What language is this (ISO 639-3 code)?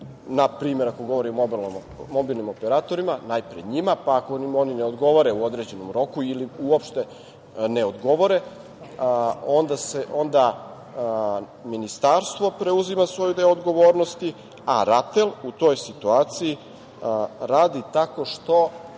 srp